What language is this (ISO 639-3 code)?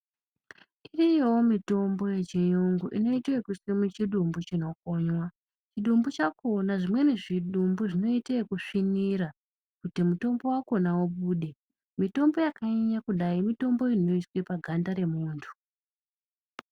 ndc